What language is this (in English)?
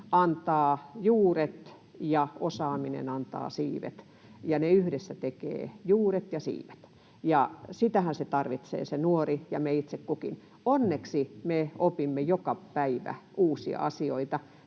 Finnish